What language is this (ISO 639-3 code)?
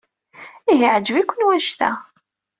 kab